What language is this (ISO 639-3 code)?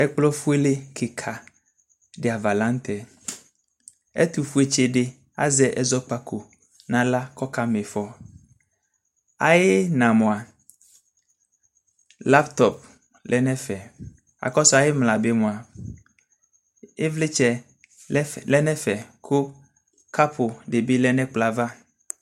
kpo